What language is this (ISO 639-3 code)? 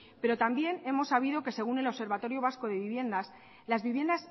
spa